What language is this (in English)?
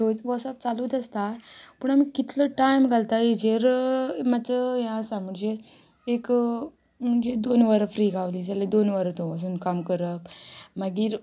Konkani